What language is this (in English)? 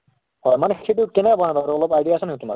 Assamese